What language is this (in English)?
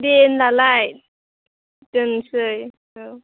Bodo